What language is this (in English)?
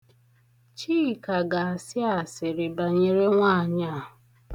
Igbo